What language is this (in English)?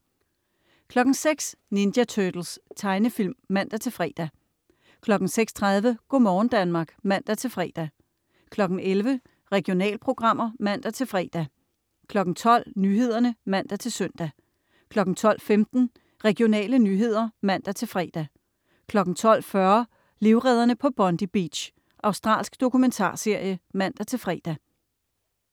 Danish